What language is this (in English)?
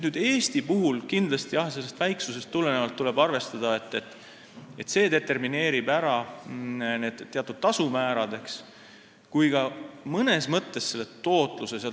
Estonian